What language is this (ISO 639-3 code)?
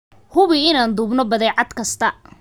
som